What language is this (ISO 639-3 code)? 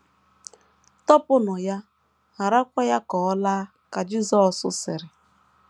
ibo